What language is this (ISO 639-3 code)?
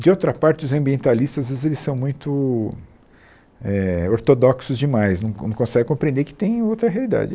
por